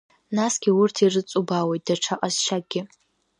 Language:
Abkhazian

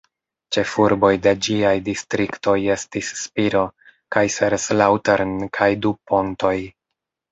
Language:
Esperanto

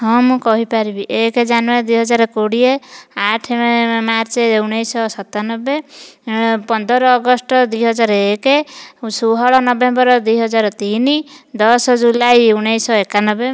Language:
Odia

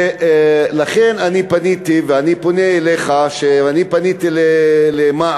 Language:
Hebrew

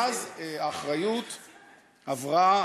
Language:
Hebrew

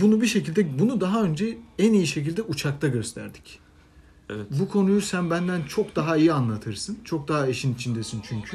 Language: Turkish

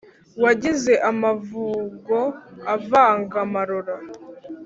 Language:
Kinyarwanda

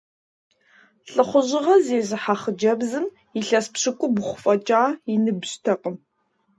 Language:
Kabardian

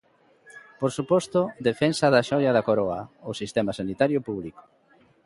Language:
Galician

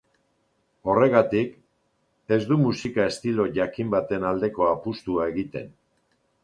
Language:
Basque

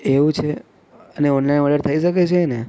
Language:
Gujarati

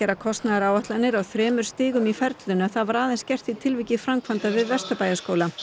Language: Icelandic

